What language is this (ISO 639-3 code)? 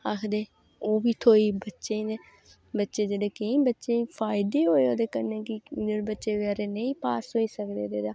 doi